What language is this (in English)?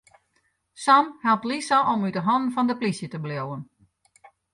Western Frisian